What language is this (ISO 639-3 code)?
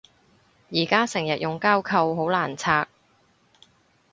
yue